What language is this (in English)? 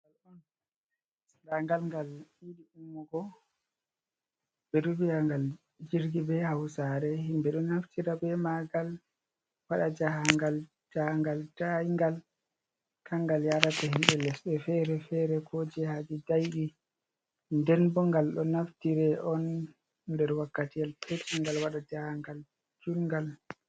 Fula